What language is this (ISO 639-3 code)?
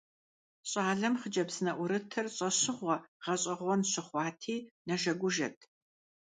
kbd